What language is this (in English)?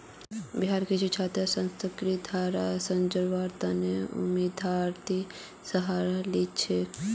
Magahi